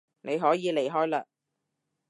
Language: Cantonese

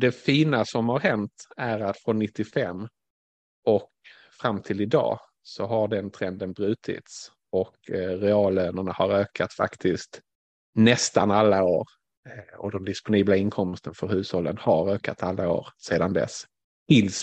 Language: Swedish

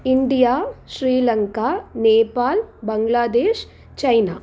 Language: Sanskrit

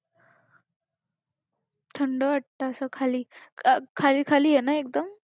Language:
Marathi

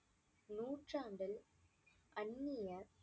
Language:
Tamil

